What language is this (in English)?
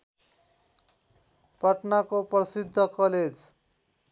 Nepali